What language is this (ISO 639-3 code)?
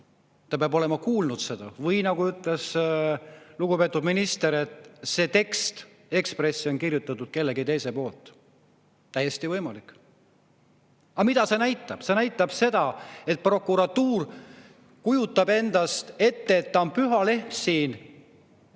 est